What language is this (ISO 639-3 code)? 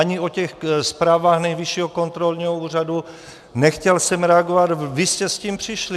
ces